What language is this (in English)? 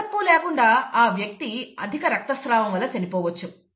Telugu